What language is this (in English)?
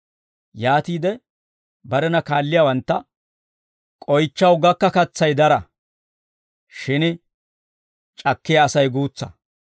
Dawro